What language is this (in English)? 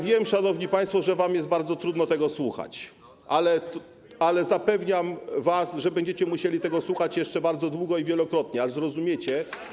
Polish